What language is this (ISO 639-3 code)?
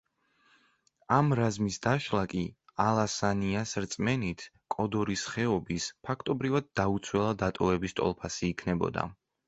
kat